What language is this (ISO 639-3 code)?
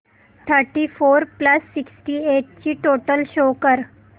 mar